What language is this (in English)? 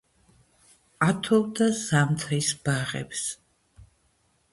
Georgian